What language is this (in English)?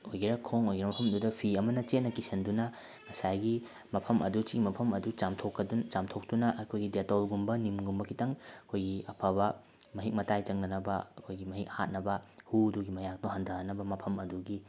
Manipuri